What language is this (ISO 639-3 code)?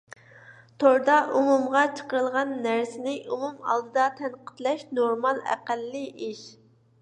uig